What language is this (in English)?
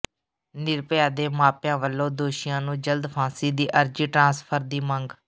Punjabi